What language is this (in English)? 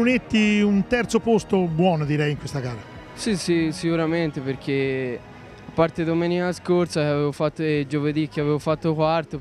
Italian